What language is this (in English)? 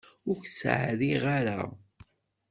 Kabyle